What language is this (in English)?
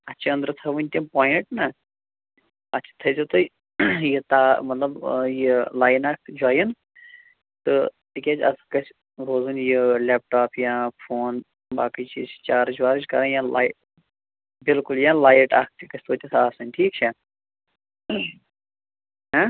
Kashmiri